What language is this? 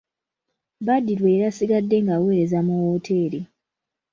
Ganda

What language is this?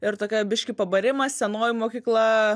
Lithuanian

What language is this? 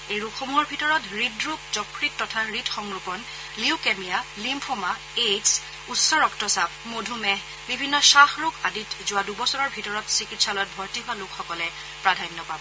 Assamese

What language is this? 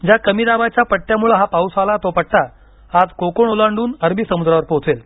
Marathi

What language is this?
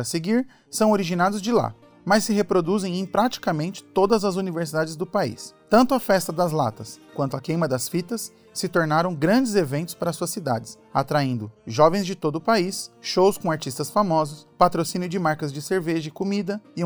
Portuguese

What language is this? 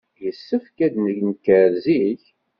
Kabyle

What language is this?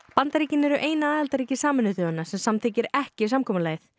Icelandic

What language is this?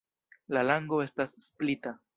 Esperanto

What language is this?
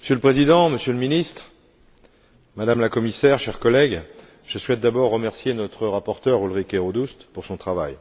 French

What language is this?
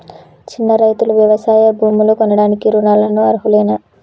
Telugu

